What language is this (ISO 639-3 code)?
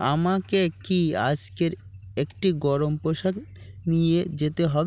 ben